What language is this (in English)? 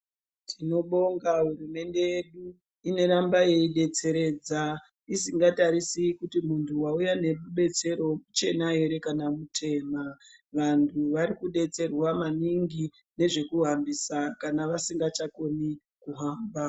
Ndau